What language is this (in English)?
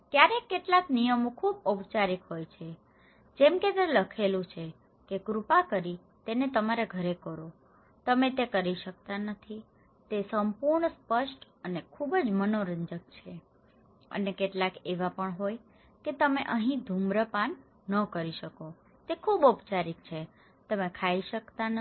Gujarati